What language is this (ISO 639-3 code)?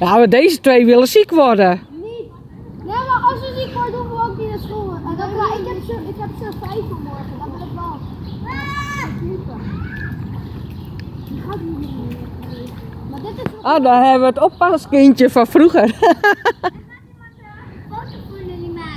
nld